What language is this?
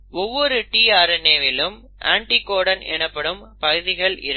Tamil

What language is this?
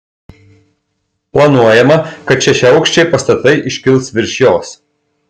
Lithuanian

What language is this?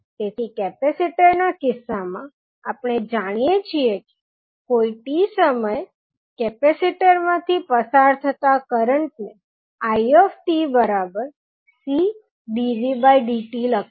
Gujarati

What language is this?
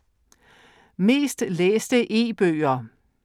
Danish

